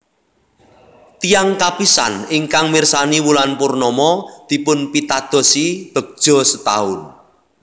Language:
Javanese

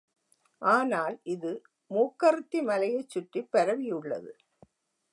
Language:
Tamil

